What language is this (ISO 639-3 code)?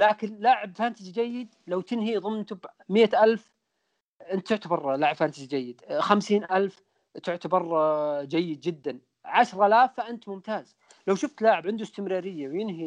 ara